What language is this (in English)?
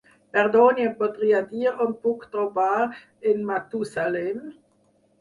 Catalan